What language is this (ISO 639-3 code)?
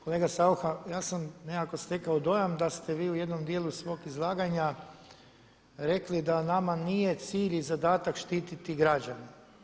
hrv